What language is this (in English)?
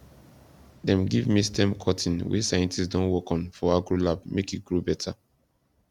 Nigerian Pidgin